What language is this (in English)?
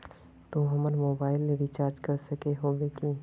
Magahi